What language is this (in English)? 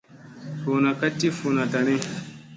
Musey